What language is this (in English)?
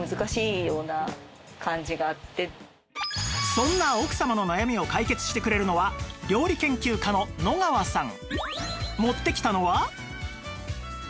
Japanese